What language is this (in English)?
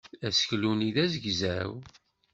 Kabyle